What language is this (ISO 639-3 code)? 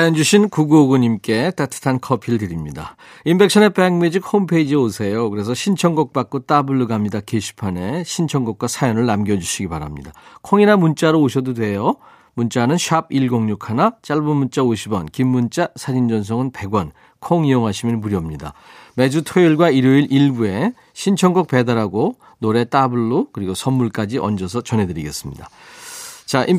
kor